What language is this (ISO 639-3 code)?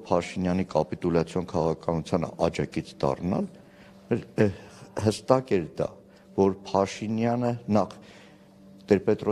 tur